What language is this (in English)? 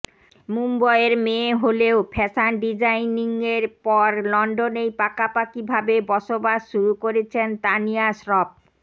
Bangla